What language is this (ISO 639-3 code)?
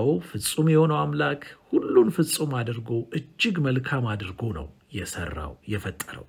ara